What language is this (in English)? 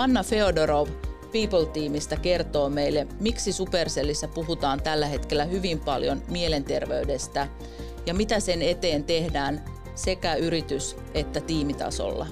Finnish